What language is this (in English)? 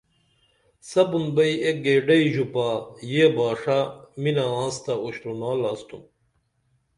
Dameli